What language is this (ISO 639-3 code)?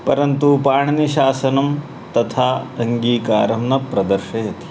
san